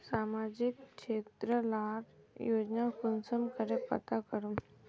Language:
Magahi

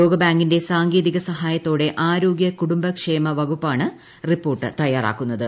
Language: Malayalam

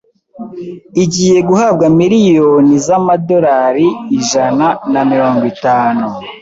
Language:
Kinyarwanda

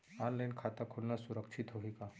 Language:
Chhattisgarhi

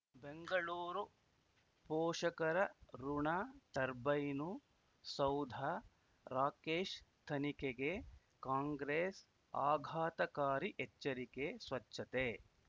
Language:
Kannada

